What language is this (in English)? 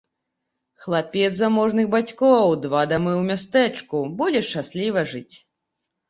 Belarusian